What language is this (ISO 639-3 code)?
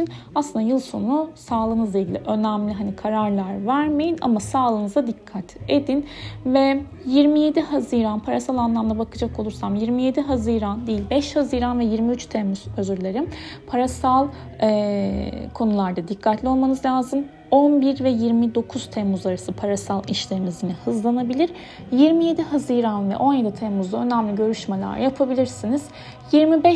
tur